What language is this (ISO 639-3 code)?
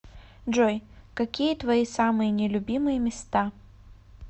rus